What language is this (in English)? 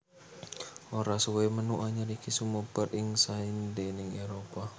Javanese